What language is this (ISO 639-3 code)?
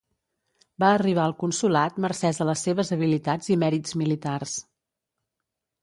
cat